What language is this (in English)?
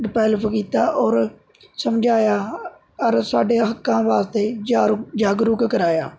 Punjabi